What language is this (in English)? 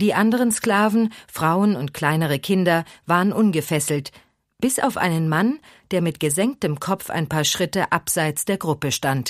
German